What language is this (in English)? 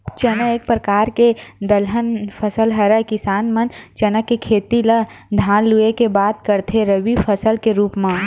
Chhattisgarhi